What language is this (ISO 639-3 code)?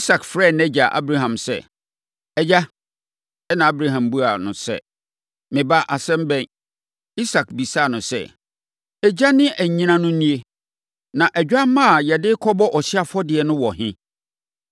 aka